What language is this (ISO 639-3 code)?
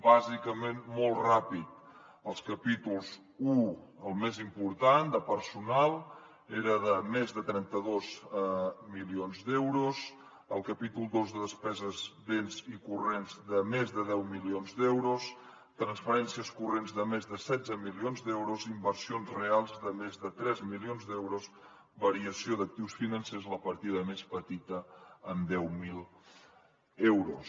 cat